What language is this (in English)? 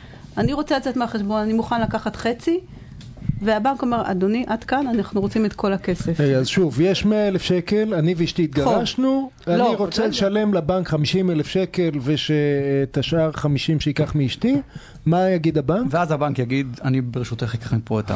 Hebrew